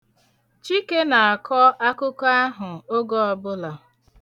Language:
Igbo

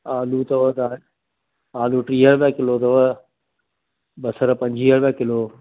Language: Sindhi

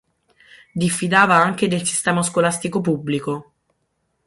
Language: Italian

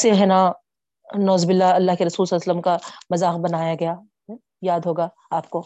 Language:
Urdu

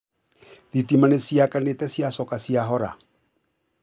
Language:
Kikuyu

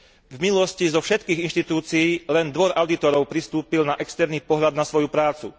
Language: Slovak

